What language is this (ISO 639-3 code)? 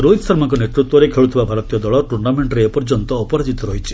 ori